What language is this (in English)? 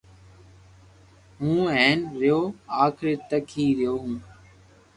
Loarki